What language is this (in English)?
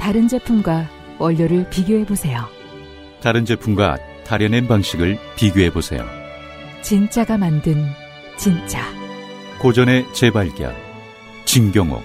Korean